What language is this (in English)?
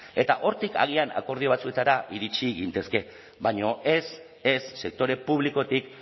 Basque